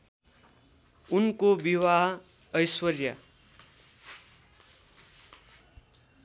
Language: Nepali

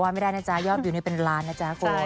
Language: Thai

